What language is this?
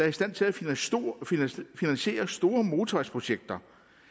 Danish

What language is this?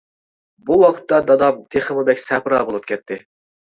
Uyghur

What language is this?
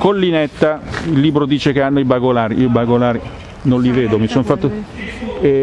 Italian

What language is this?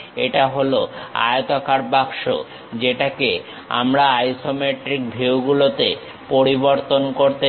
Bangla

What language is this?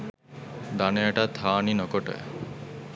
Sinhala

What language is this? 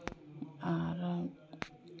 Santali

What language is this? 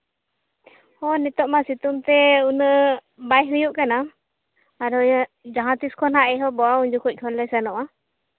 Santali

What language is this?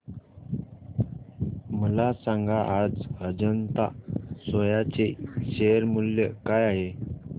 Marathi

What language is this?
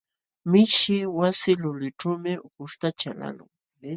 Jauja Wanca Quechua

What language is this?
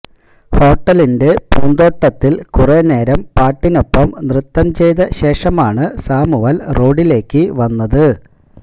Malayalam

